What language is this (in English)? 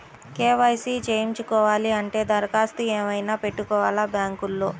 Telugu